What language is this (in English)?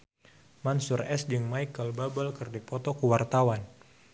Sundanese